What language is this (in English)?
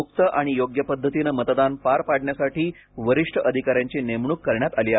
Marathi